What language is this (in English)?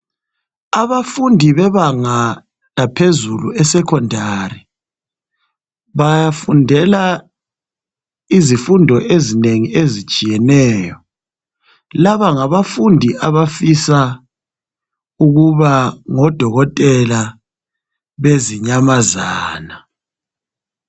North Ndebele